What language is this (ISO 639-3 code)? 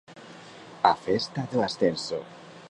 glg